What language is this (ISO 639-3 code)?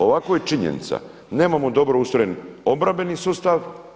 hrv